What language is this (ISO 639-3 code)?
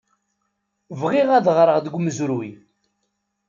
kab